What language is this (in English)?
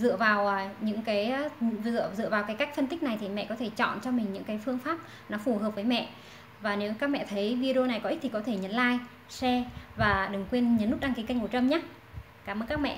Vietnamese